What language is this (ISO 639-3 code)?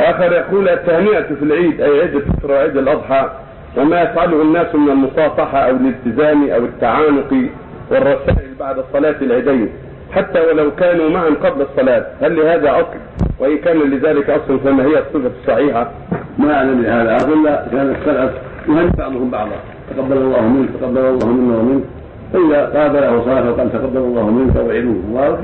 ara